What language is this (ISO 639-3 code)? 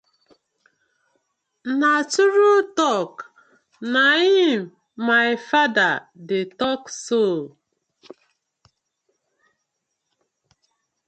pcm